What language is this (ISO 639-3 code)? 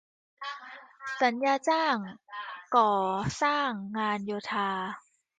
tha